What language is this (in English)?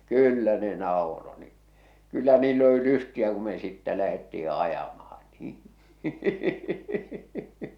Finnish